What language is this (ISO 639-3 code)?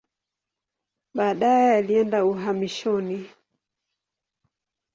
swa